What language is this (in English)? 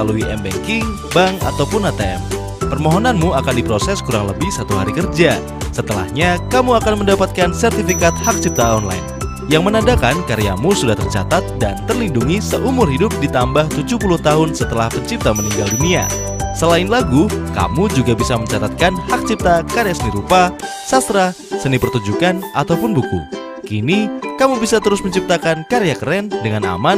Indonesian